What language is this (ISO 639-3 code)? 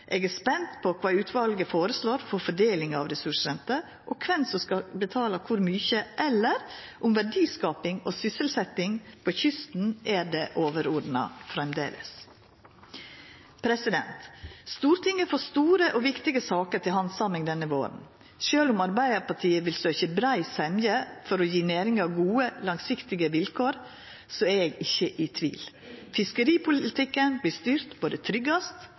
nno